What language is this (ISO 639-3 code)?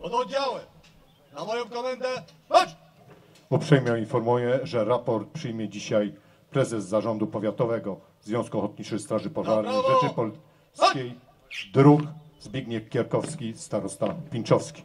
pol